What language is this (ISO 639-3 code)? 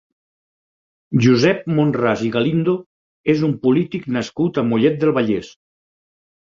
cat